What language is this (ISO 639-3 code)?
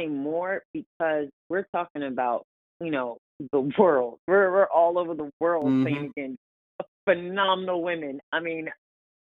eng